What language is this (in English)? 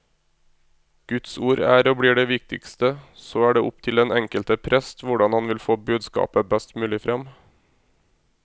Norwegian